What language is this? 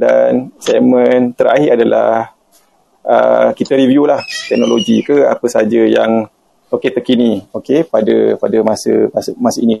Malay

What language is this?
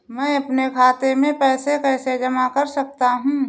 Hindi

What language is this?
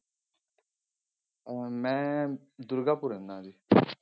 Punjabi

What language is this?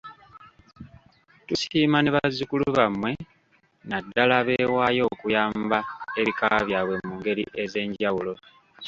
Ganda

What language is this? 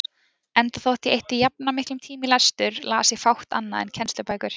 Icelandic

